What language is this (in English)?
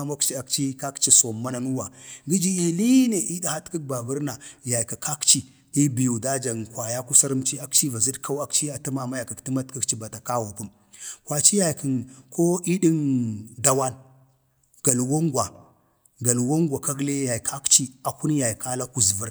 Bade